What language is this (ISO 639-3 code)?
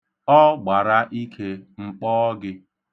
ibo